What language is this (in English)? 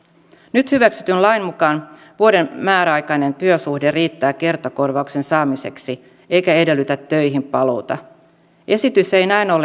Finnish